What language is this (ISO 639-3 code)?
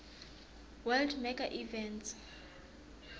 nbl